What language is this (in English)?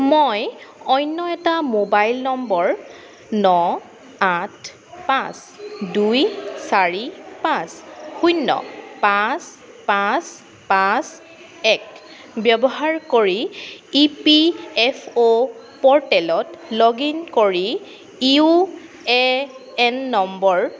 Assamese